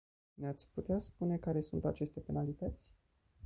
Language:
Romanian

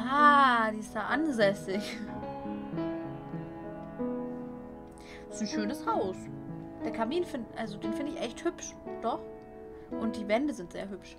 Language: German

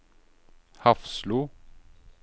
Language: Norwegian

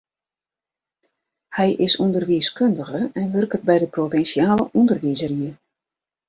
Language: Western Frisian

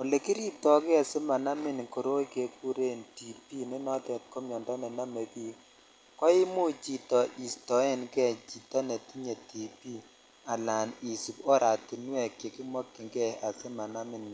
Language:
Kalenjin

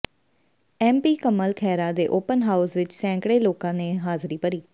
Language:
Punjabi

